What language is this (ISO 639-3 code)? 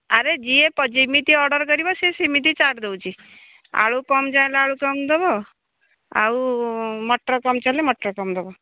ori